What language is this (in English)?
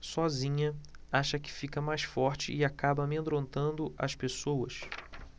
Portuguese